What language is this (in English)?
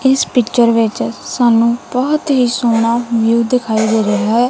Punjabi